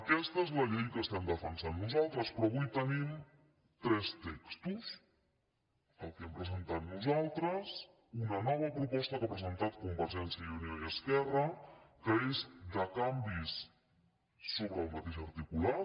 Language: Catalan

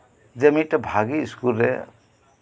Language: Santali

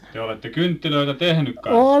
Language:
Finnish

